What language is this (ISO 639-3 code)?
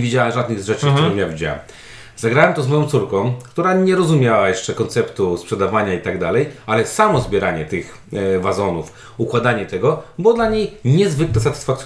pol